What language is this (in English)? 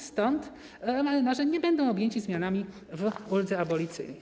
Polish